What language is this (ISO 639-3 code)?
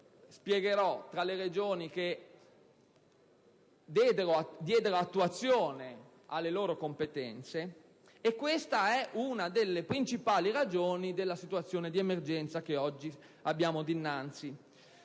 ita